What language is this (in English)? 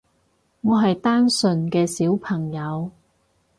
Cantonese